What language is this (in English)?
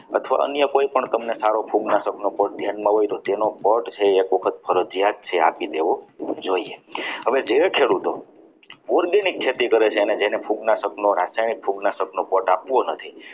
Gujarati